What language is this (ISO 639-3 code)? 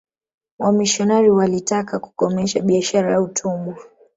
swa